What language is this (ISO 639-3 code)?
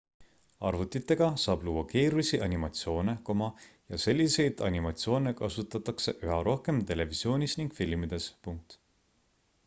est